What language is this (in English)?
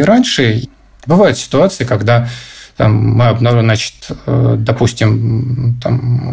Russian